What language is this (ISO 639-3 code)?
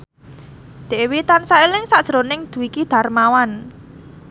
jav